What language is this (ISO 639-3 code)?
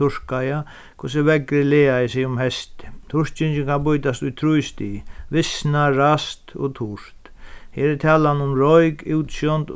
fao